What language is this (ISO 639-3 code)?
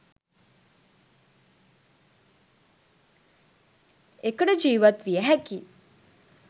sin